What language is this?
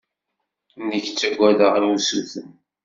Kabyle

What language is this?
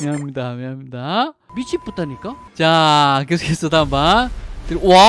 Korean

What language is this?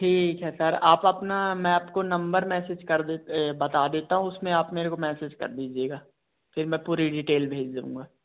Hindi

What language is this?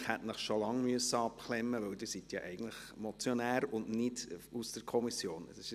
Swiss German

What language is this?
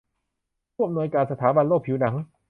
Thai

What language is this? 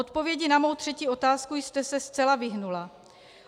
Czech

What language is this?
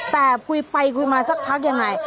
Thai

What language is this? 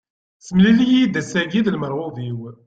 Kabyle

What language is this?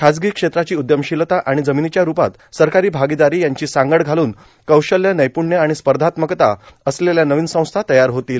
Marathi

